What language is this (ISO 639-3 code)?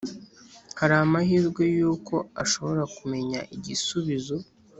kin